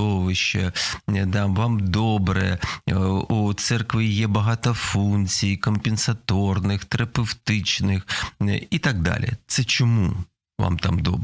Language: Ukrainian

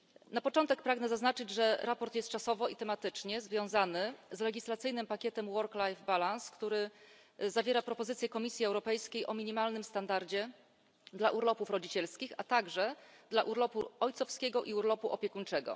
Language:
Polish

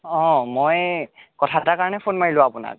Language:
Assamese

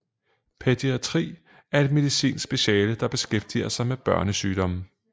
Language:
Danish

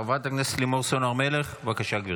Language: Hebrew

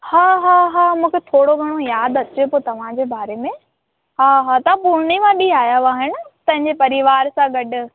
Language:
Sindhi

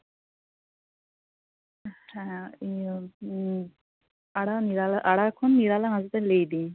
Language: Santali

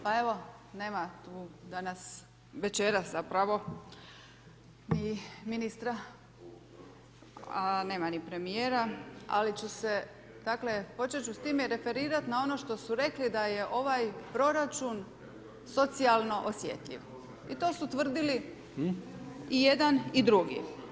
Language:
Croatian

